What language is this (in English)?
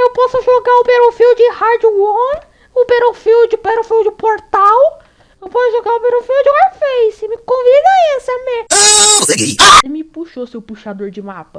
Portuguese